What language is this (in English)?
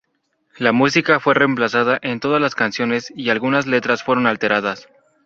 Spanish